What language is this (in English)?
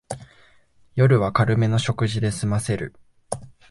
Japanese